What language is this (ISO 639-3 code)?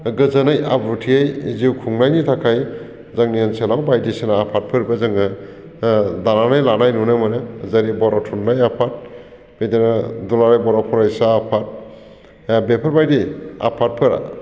brx